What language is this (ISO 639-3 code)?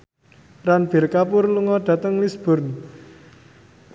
jav